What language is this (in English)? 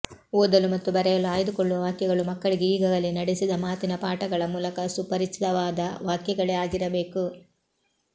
Kannada